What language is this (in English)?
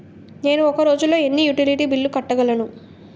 Telugu